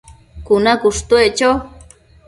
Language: Matsés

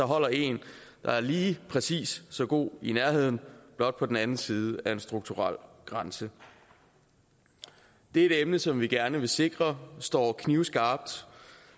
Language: Danish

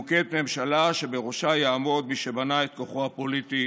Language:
Hebrew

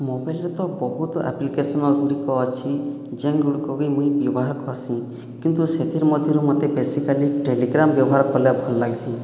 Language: Odia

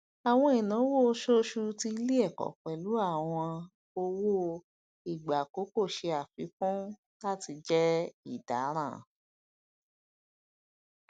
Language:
Yoruba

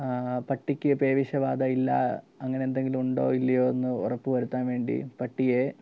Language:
Malayalam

